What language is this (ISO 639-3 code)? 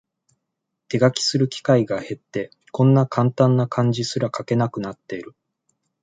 jpn